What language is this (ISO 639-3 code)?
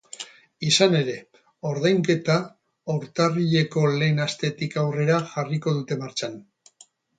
eus